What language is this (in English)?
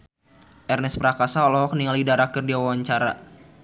Sundanese